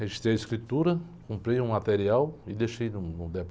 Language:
Portuguese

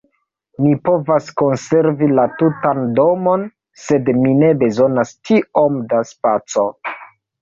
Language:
Esperanto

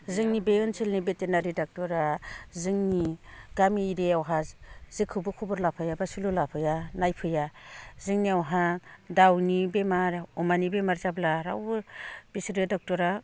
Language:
Bodo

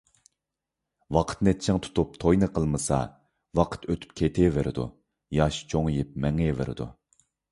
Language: Uyghur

